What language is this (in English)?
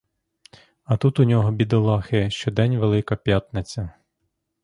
Ukrainian